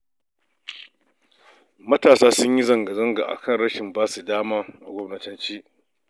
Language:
Hausa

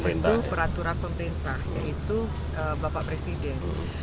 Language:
Indonesian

